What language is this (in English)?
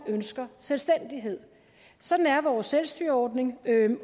Danish